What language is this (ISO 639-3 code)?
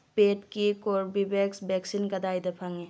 mni